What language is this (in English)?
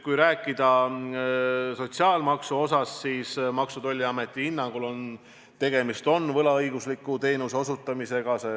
Estonian